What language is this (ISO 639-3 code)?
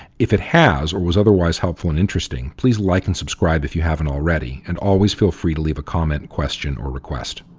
eng